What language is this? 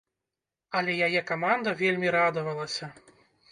Belarusian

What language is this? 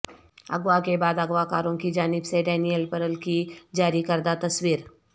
Urdu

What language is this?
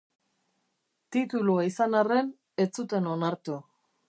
Basque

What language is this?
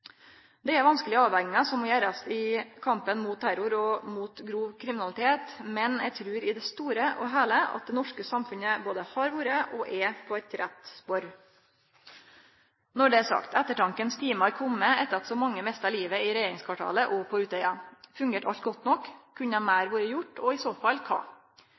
Norwegian Nynorsk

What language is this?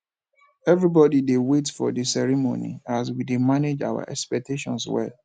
Nigerian Pidgin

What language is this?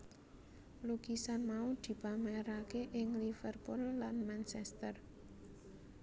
Javanese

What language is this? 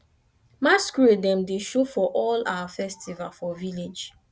Nigerian Pidgin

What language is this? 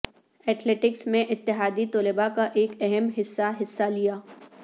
Urdu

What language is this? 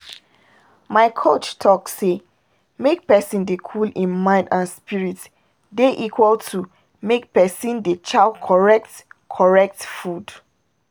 Nigerian Pidgin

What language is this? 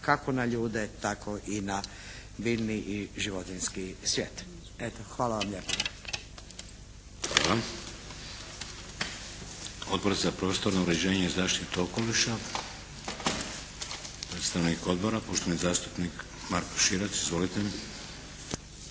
Croatian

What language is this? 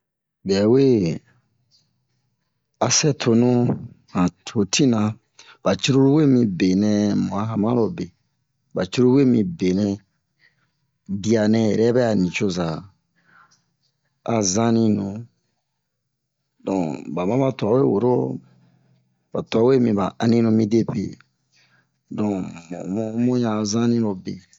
Bomu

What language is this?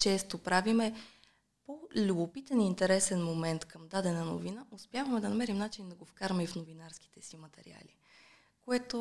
Bulgarian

